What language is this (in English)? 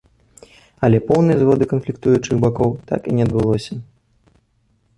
Belarusian